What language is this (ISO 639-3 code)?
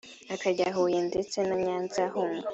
kin